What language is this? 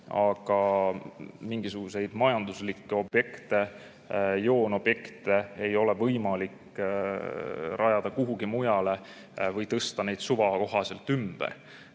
Estonian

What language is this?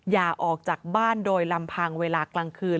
Thai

